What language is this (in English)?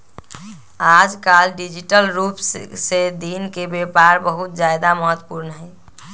Magahi